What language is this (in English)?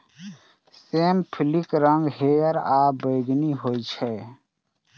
Maithili